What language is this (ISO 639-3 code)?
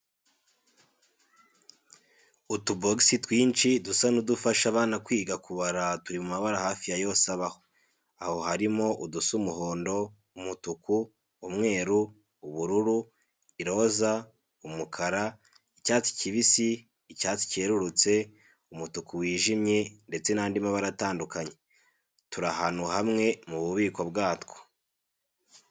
kin